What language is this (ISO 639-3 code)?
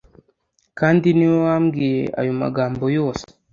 kin